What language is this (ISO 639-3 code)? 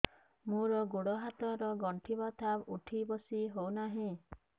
ori